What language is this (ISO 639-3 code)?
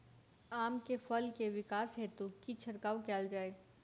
mai